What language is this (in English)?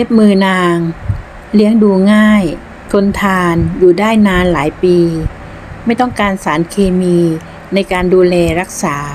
Thai